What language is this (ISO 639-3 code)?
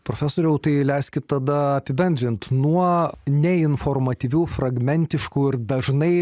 lit